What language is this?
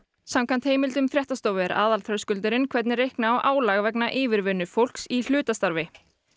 Icelandic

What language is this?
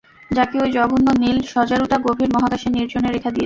Bangla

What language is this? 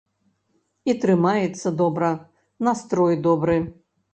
Belarusian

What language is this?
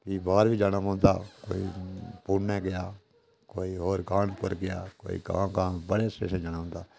Dogri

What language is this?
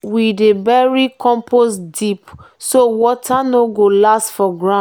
Nigerian Pidgin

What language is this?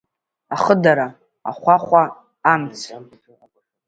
Abkhazian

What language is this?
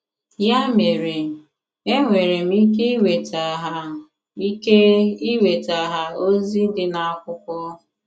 Igbo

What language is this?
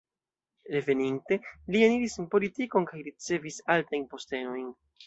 Esperanto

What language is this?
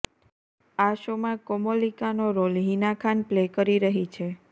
Gujarati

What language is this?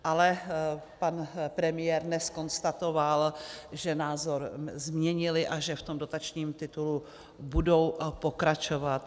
Czech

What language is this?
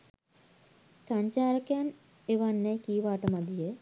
Sinhala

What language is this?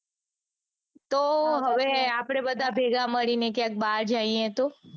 Gujarati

